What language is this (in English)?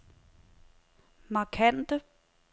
Danish